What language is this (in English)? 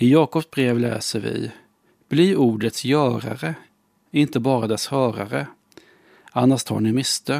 Swedish